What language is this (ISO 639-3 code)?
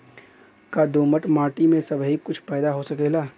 bho